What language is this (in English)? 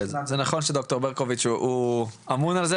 Hebrew